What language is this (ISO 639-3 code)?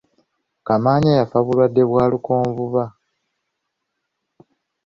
lug